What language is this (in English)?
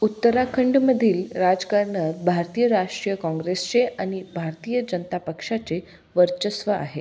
Marathi